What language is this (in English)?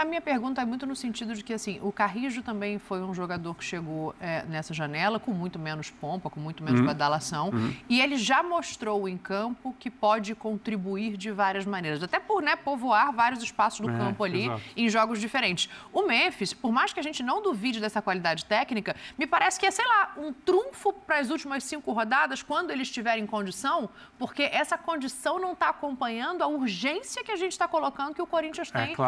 Portuguese